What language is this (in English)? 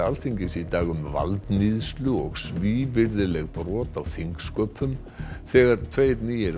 Icelandic